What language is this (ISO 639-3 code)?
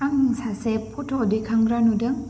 brx